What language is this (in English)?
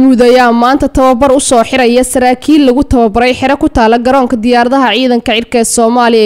Arabic